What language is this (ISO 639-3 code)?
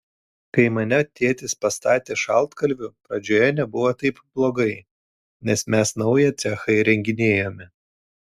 lit